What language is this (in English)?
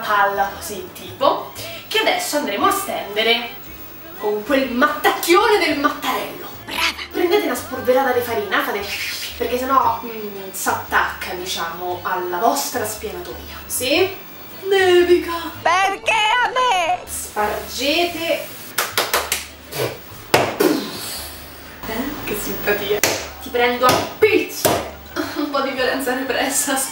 Italian